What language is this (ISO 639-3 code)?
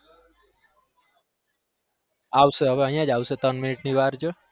guj